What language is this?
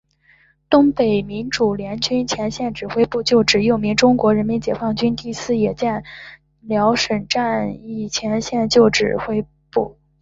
Chinese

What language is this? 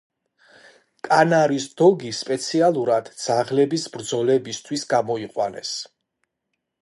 Georgian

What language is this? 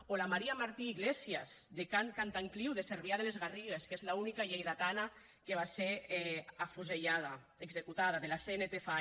Catalan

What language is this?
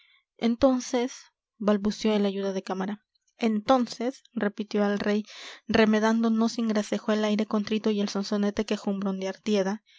Spanish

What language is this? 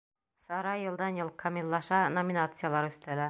Bashkir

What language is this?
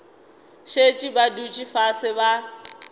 Northern Sotho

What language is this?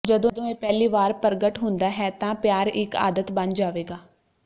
Punjabi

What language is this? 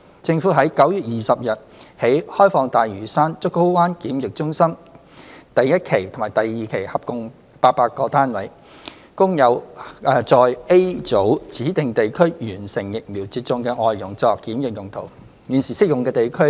Cantonese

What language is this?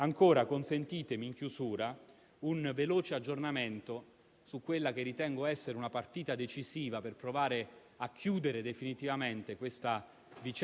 Italian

